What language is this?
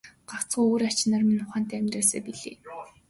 Mongolian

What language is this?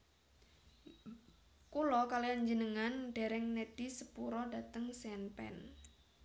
Javanese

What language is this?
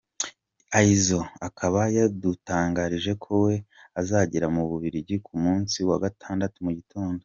Kinyarwanda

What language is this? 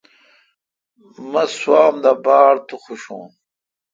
Kalkoti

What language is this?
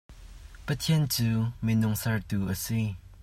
Hakha Chin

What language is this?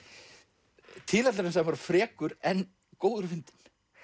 Icelandic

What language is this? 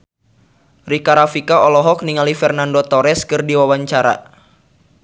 Sundanese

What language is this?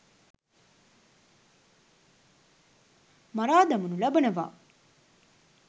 Sinhala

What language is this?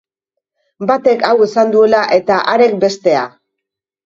Basque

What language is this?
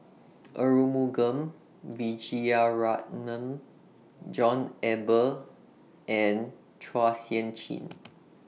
English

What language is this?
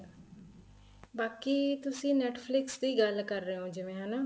Punjabi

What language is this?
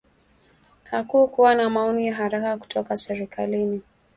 Swahili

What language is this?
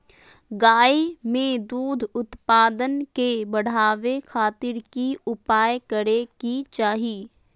Magahi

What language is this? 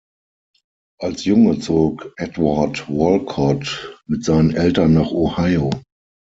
German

